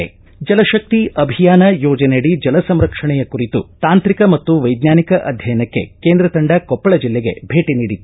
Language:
Kannada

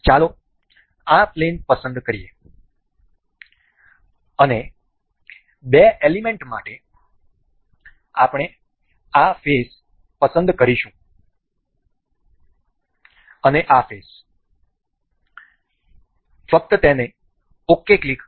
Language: Gujarati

